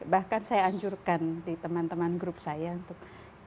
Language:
Indonesian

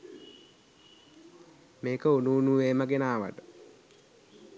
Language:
Sinhala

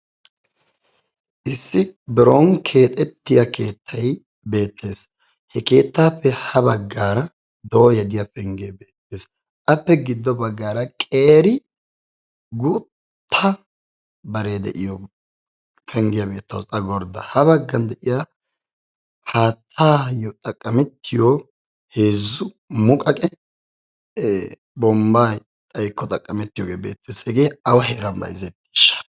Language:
Wolaytta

